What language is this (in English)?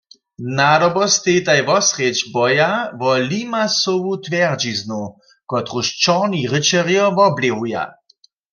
Upper Sorbian